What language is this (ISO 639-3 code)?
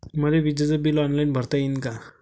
mar